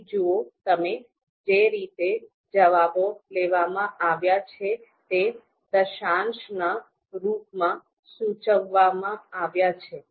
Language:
Gujarati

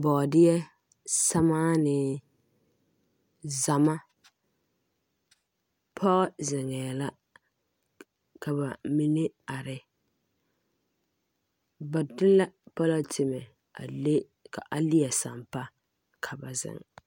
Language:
Southern Dagaare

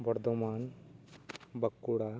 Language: Santali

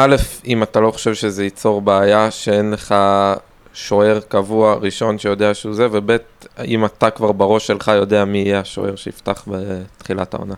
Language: Hebrew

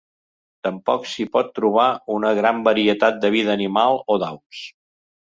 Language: Catalan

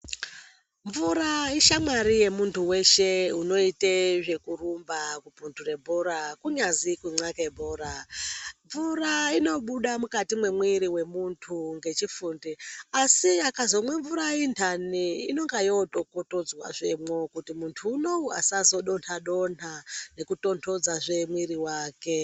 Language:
Ndau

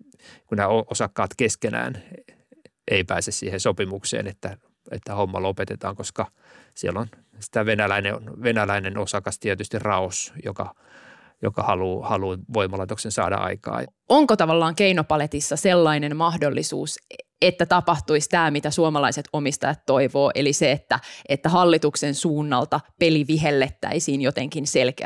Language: Finnish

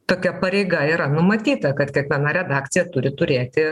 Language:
Lithuanian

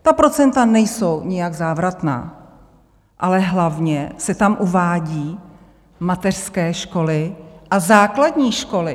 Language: Czech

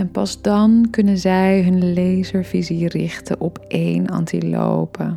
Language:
Dutch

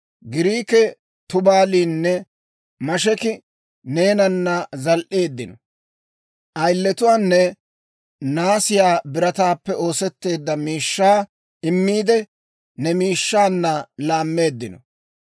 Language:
Dawro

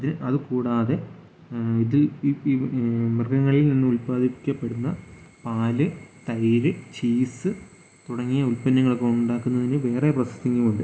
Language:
Malayalam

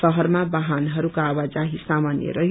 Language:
Nepali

